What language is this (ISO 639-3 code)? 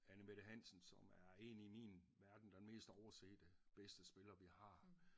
dan